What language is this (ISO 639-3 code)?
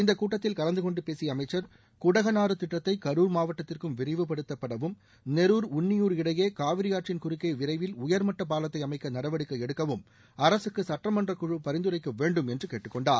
tam